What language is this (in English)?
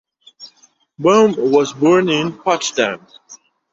English